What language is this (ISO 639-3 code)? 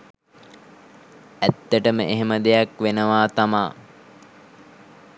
sin